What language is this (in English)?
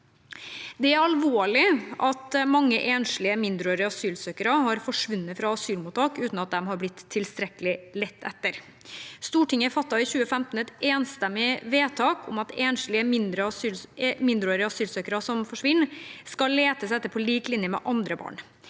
Norwegian